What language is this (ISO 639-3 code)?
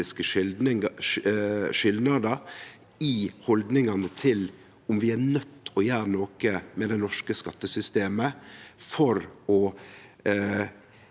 nor